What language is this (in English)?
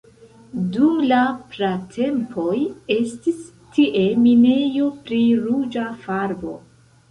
Esperanto